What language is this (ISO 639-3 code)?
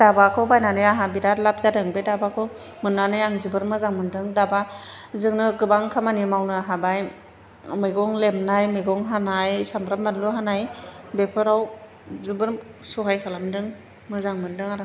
brx